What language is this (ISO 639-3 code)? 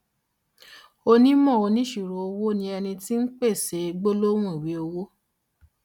yor